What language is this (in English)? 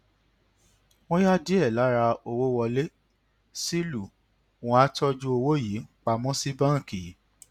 Yoruba